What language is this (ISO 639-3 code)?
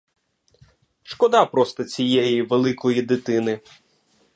ukr